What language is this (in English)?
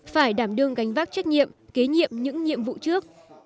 Vietnamese